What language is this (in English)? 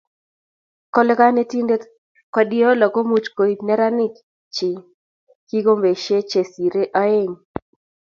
Kalenjin